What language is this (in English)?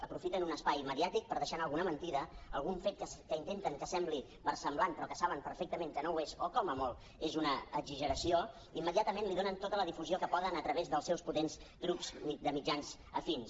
Catalan